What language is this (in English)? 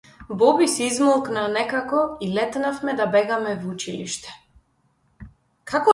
Macedonian